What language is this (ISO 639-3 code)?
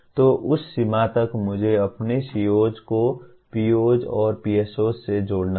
hin